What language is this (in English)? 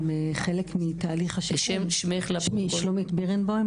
Hebrew